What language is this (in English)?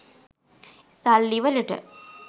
Sinhala